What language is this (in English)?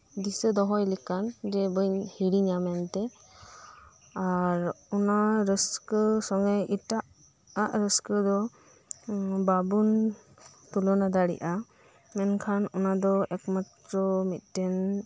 Santali